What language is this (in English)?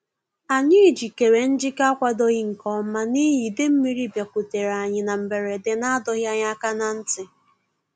Igbo